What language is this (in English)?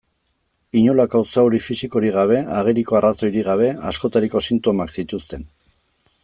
Basque